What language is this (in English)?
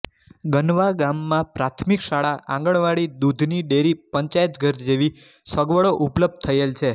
Gujarati